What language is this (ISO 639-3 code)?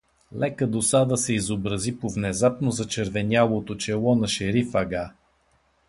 bul